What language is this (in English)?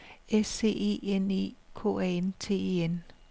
Danish